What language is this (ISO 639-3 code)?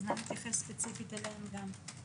heb